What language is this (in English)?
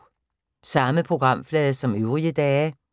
Danish